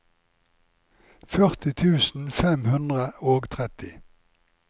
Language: Norwegian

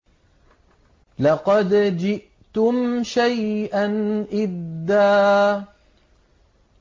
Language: Arabic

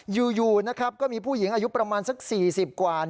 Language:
Thai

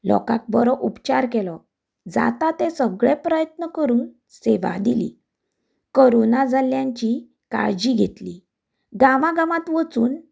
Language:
Konkani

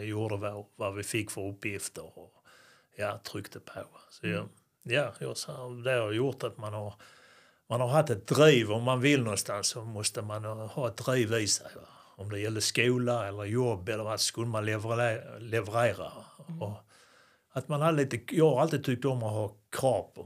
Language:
Swedish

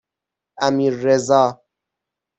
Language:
Persian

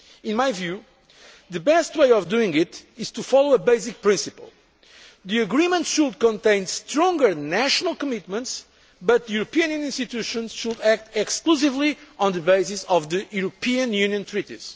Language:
English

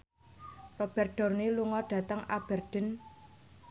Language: Javanese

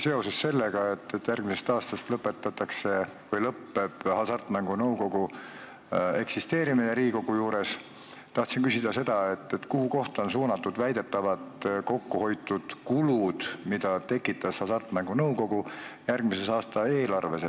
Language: Estonian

